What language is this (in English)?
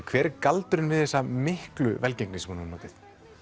Icelandic